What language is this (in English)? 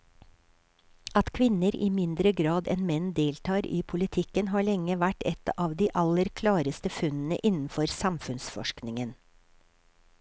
Norwegian